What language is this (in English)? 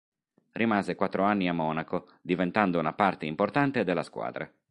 Italian